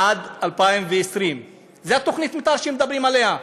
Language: Hebrew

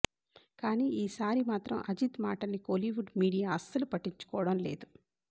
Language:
Telugu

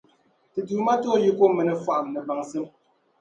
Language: Dagbani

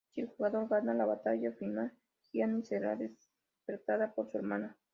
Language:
Spanish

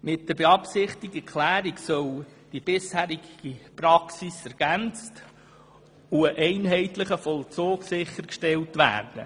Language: Swiss German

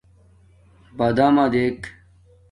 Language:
Domaaki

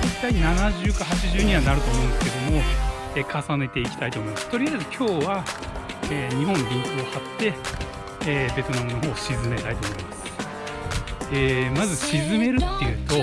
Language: Japanese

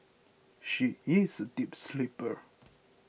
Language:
English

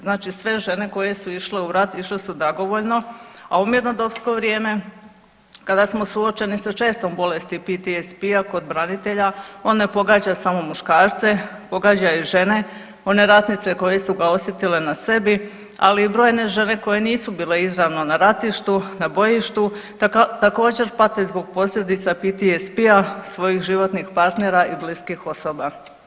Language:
Croatian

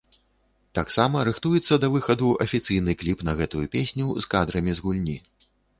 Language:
Belarusian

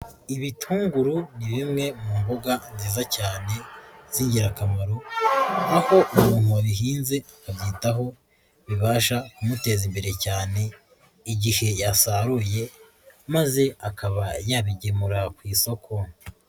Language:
Kinyarwanda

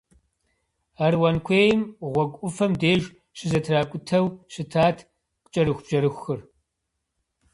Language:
Kabardian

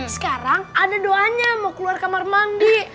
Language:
Indonesian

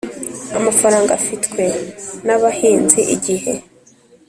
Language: Kinyarwanda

